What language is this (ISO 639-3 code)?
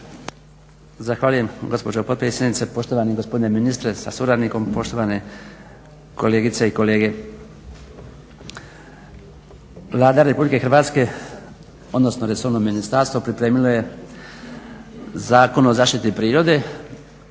hrv